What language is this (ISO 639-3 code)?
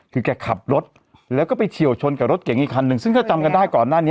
tha